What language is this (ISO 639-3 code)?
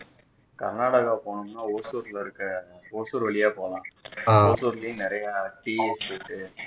tam